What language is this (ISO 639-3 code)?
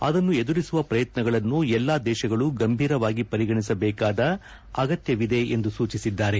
kan